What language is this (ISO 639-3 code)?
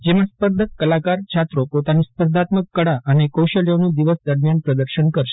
guj